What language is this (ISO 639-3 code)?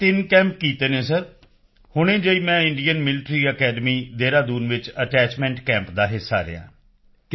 pan